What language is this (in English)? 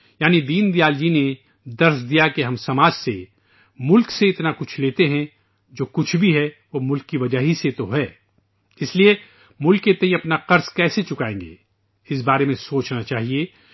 Urdu